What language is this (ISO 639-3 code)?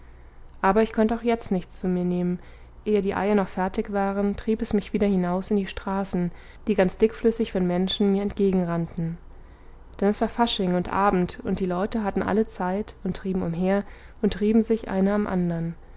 deu